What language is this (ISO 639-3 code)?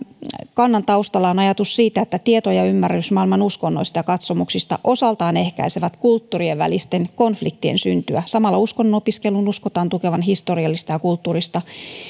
fin